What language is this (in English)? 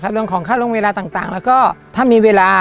Thai